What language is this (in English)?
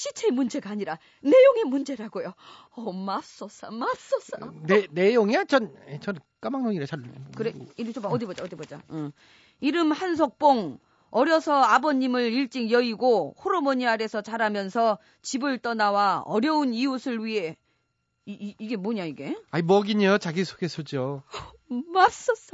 Korean